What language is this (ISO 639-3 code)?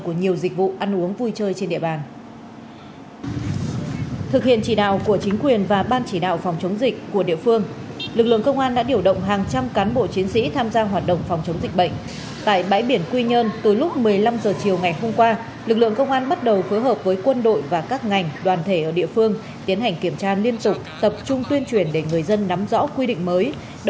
vie